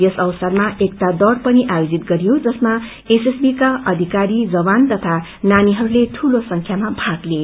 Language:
Nepali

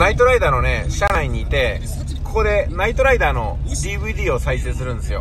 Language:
Japanese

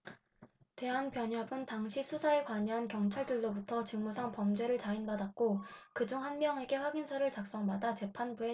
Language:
Korean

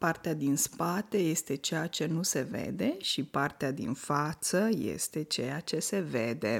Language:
Romanian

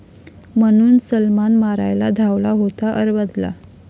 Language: Marathi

